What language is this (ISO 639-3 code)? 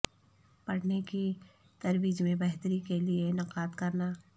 urd